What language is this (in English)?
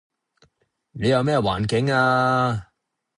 Cantonese